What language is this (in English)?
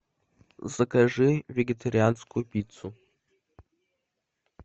Russian